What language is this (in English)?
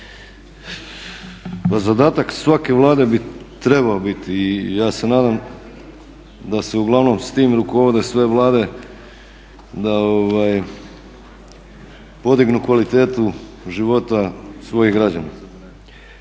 Croatian